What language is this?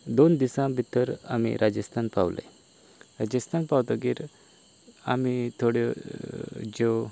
Konkani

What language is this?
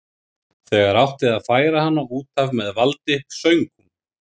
Icelandic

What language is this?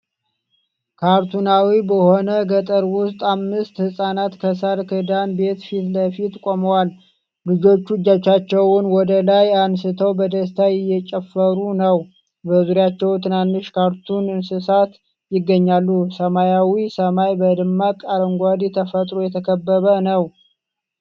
Amharic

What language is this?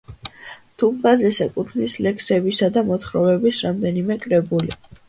Georgian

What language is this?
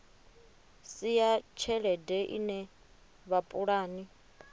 Venda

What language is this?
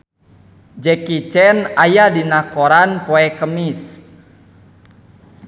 Sundanese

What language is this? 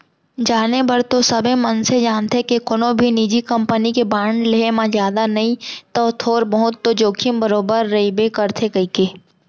Chhattisgarhi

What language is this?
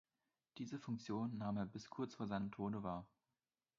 German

